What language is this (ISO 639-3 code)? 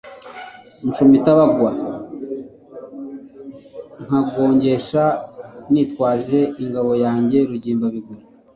kin